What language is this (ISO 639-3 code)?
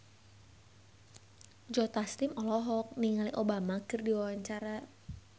sun